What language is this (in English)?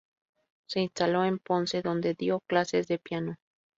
Spanish